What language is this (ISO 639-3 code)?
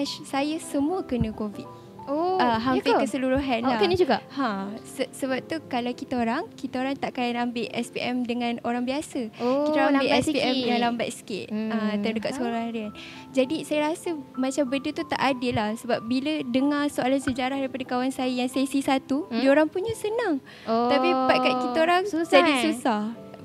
msa